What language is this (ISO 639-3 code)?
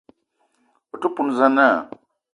eto